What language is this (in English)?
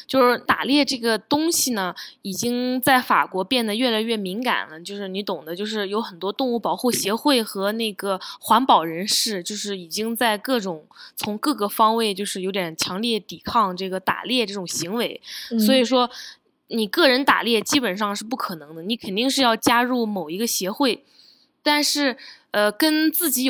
Chinese